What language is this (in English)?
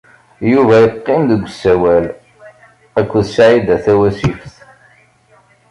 Kabyle